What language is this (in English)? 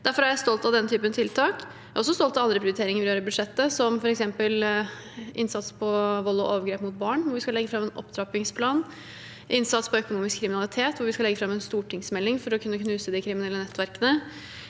Norwegian